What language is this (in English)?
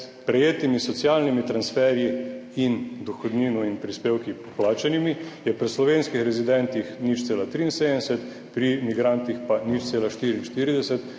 Slovenian